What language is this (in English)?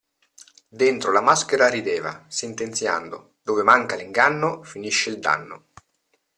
Italian